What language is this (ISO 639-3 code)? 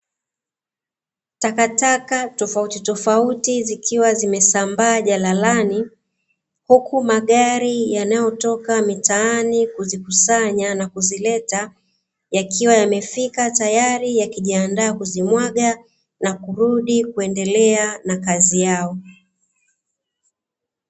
swa